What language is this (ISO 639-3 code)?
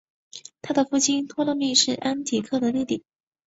zho